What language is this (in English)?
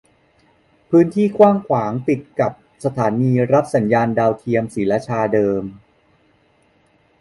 Thai